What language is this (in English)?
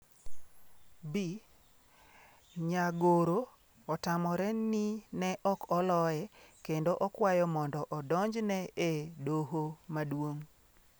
Luo (Kenya and Tanzania)